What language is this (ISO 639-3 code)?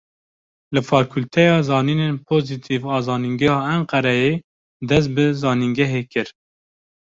kur